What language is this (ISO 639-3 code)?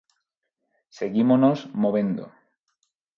glg